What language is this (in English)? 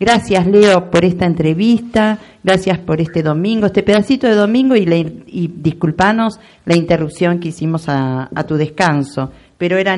Spanish